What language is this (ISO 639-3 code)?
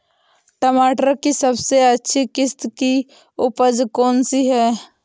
hin